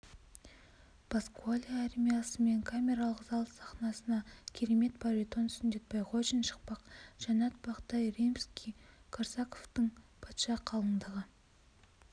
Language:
Kazakh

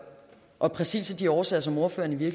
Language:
Danish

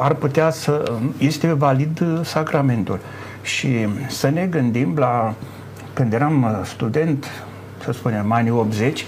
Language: Romanian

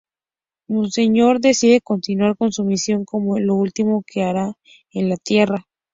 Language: Spanish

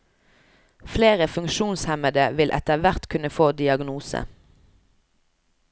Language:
Norwegian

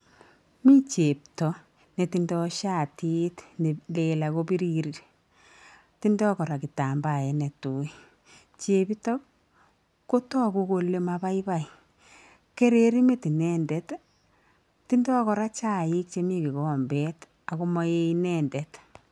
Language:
Kalenjin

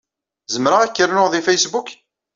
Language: Kabyle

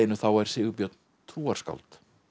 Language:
Icelandic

